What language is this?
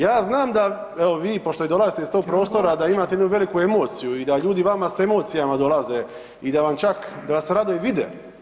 Croatian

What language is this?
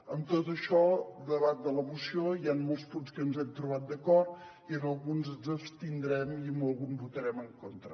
Catalan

